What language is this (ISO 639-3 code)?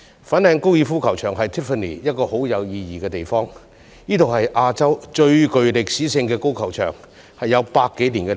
yue